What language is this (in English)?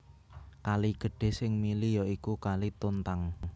Javanese